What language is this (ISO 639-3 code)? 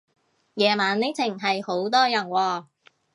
yue